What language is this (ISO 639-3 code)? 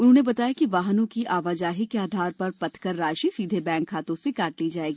hin